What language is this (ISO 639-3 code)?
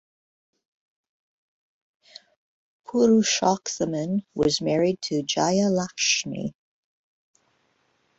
eng